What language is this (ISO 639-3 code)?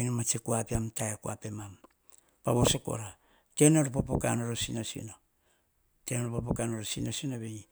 hah